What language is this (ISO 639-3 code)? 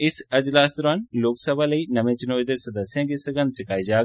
doi